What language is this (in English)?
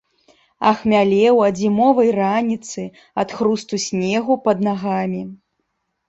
Belarusian